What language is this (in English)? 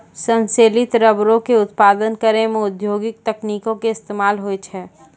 Maithili